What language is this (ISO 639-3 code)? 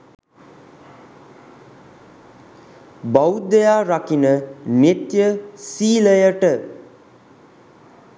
sin